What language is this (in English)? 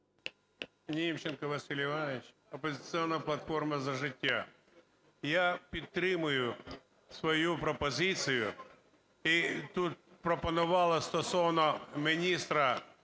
Ukrainian